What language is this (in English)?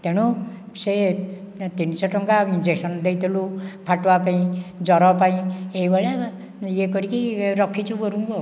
Odia